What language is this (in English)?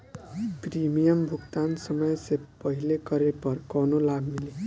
Bhojpuri